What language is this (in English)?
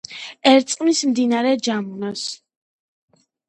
Georgian